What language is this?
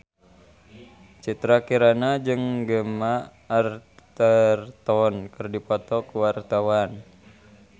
Sundanese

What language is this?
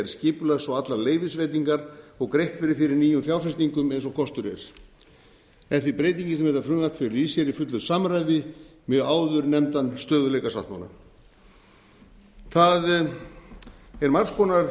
Icelandic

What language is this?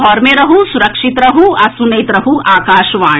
Maithili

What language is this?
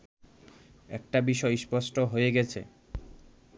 Bangla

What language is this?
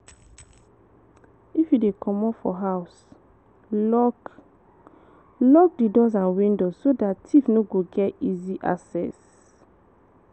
Nigerian Pidgin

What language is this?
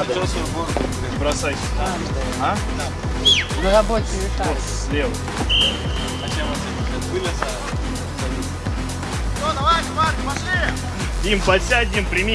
Russian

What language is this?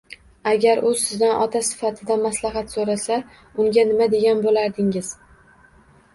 Uzbek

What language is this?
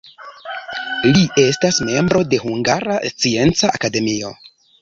Esperanto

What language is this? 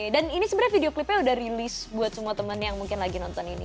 Indonesian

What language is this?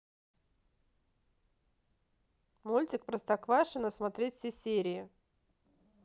Russian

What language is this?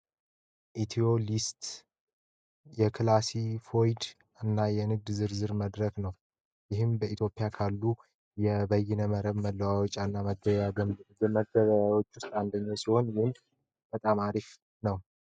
Amharic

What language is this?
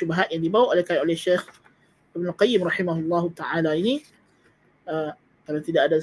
Malay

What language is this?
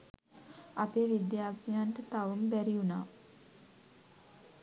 Sinhala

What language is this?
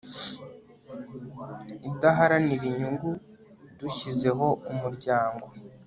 Kinyarwanda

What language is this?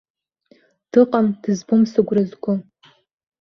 Abkhazian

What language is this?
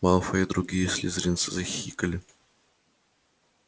Russian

